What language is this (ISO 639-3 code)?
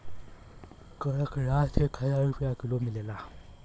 bho